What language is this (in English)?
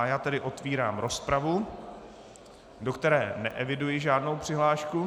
Czech